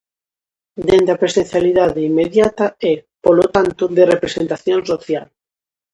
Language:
Galician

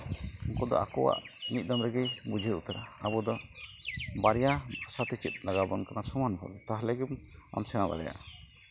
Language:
Santali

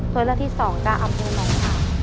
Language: Thai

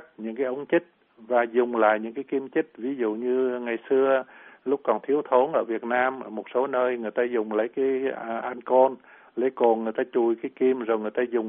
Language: Vietnamese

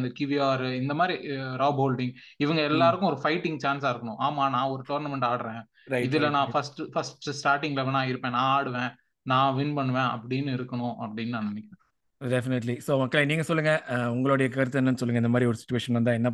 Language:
Tamil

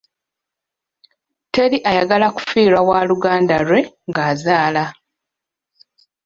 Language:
Ganda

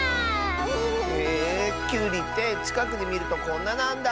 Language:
Japanese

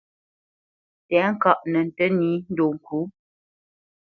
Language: Bamenyam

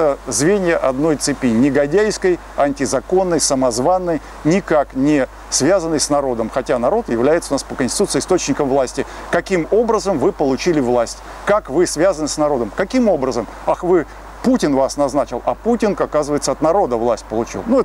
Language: Russian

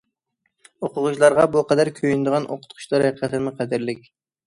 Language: Uyghur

